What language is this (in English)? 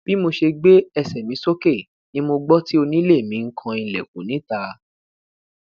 Yoruba